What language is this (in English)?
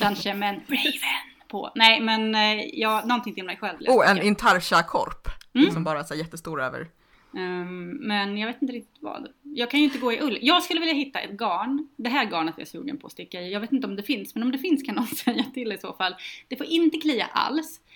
Swedish